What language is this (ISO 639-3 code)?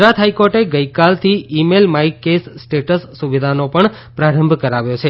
guj